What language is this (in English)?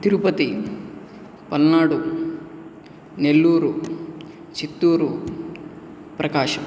Sanskrit